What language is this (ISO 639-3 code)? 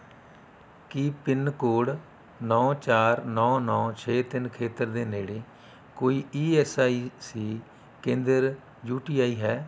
pan